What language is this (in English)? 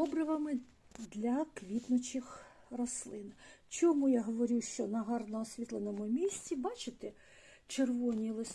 Ukrainian